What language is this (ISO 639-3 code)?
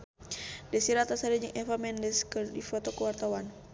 sun